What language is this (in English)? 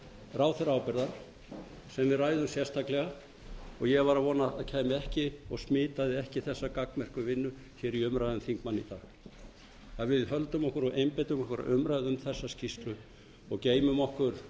Icelandic